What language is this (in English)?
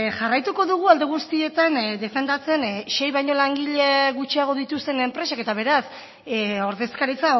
Basque